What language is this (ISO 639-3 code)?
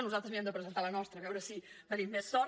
cat